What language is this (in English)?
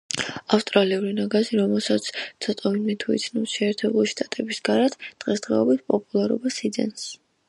Georgian